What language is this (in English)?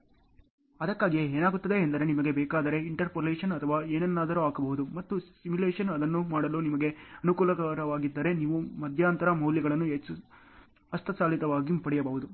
Kannada